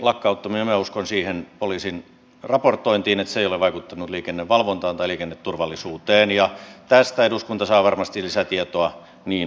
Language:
Finnish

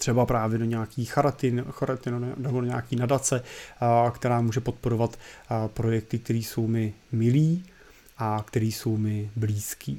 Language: Czech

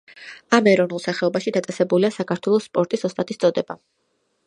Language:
Georgian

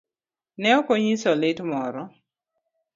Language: Luo (Kenya and Tanzania)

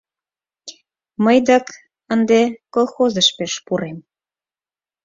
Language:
Mari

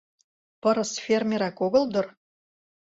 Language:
Mari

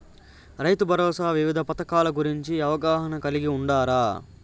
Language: Telugu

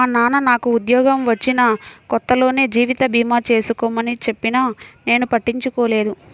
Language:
Telugu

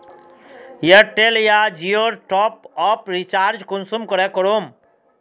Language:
Magahi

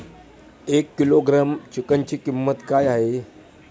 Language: Marathi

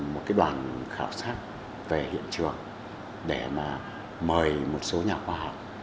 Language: Vietnamese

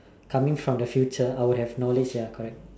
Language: English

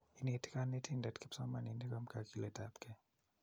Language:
Kalenjin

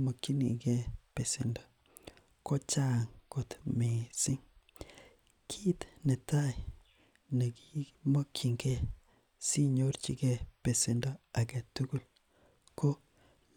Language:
Kalenjin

